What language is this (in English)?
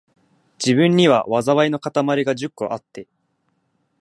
Japanese